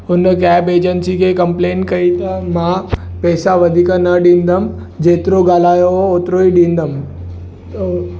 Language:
Sindhi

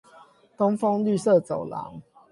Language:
Chinese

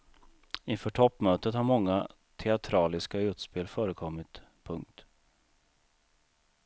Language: Swedish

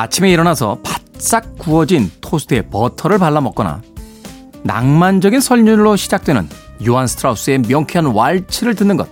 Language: Korean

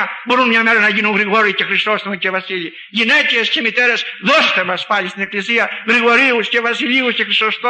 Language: Greek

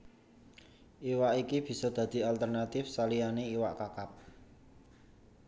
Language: Javanese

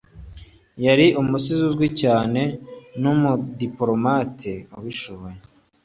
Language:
Kinyarwanda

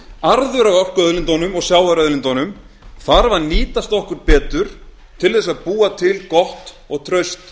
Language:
Icelandic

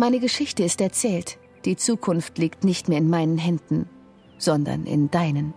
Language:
German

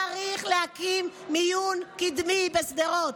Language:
Hebrew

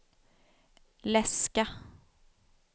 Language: Swedish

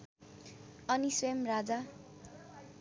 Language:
Nepali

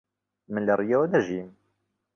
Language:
Central Kurdish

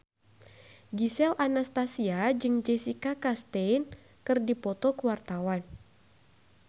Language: Sundanese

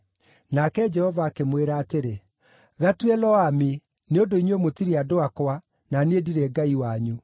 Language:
Kikuyu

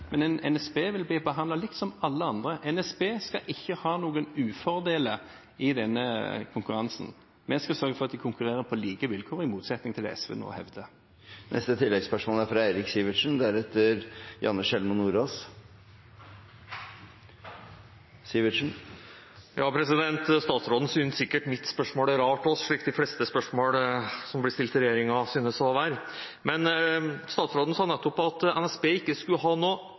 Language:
Norwegian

